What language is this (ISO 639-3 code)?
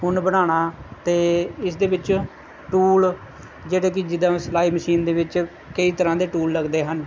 pan